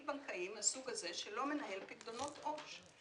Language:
Hebrew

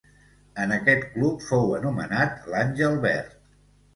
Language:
Catalan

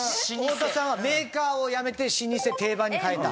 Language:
Japanese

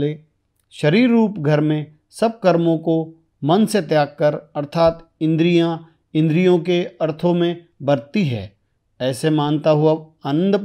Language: Hindi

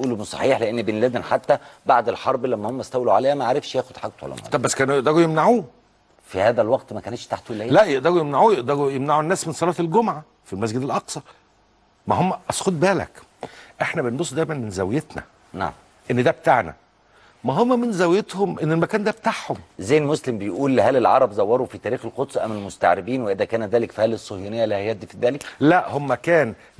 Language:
Arabic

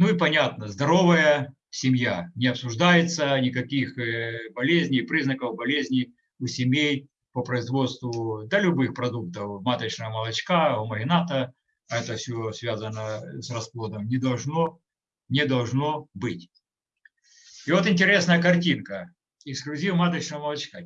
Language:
Russian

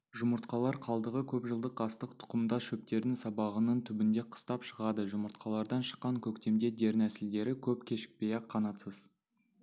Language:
Kazakh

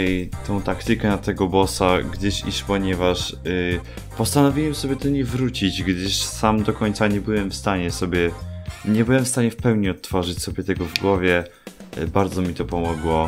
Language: Polish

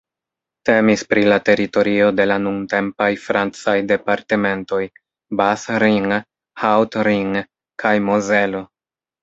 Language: Esperanto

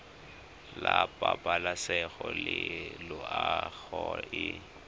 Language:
Tswana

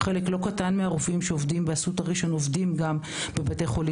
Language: Hebrew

